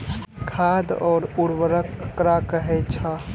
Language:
Maithili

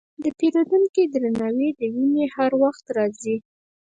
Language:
Pashto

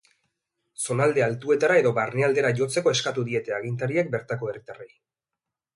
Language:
Basque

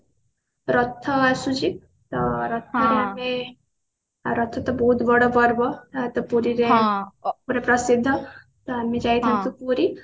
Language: Odia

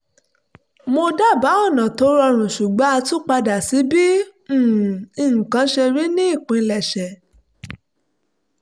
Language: Yoruba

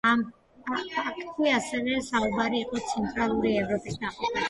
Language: Georgian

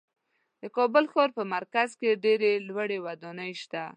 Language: Pashto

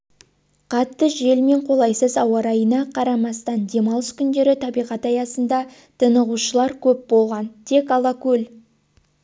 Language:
Kazakh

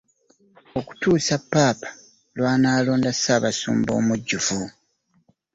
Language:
Ganda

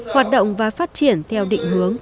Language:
Vietnamese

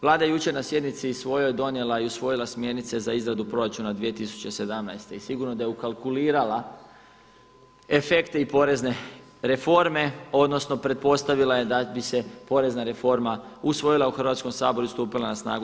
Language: Croatian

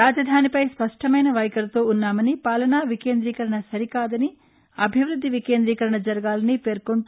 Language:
Telugu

